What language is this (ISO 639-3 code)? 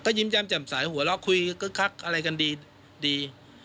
tha